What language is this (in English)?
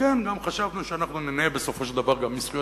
Hebrew